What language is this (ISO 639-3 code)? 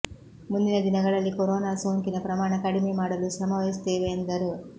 kan